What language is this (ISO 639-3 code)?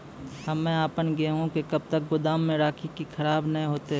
mai